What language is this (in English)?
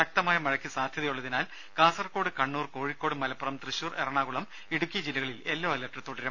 Malayalam